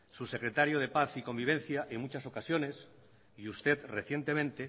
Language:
Spanish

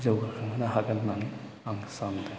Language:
Bodo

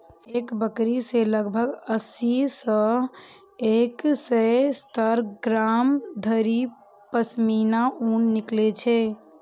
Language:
Maithili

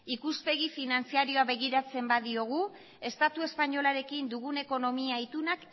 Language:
Basque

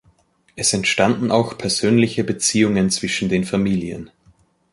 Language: German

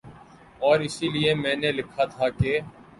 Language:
Urdu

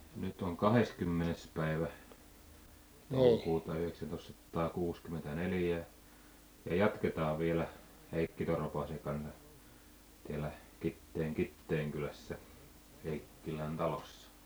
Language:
Finnish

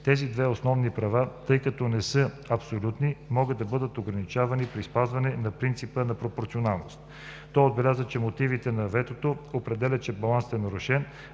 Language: Bulgarian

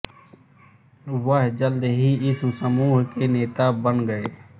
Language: Hindi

